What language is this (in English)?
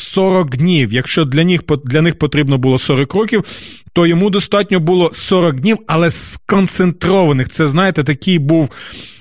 Ukrainian